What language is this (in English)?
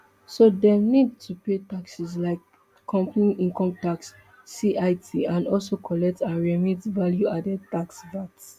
Nigerian Pidgin